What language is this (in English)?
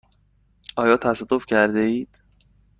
Persian